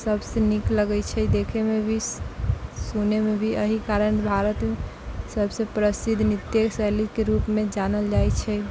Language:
Maithili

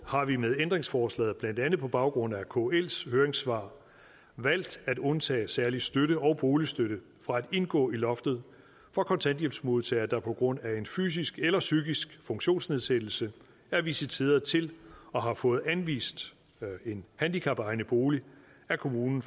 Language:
Danish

